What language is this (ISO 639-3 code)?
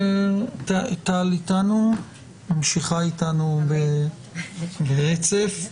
heb